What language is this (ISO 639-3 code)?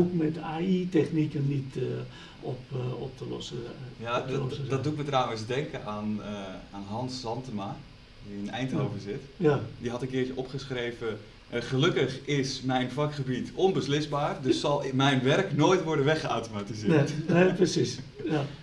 nld